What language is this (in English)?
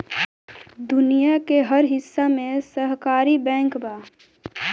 Bhojpuri